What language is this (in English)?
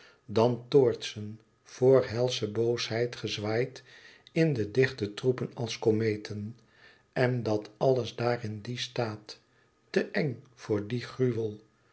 Dutch